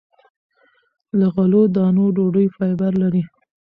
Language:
Pashto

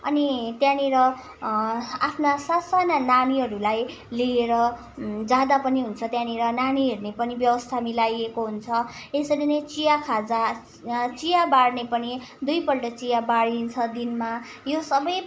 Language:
Nepali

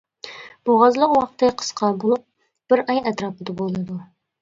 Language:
Uyghur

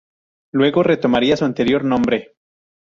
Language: Spanish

